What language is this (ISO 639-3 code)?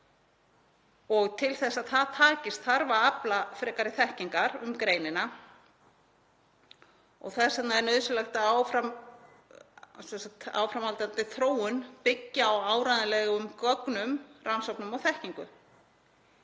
isl